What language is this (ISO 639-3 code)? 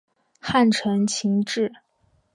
zho